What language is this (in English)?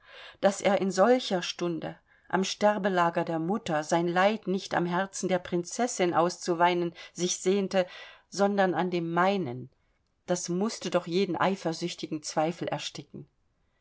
German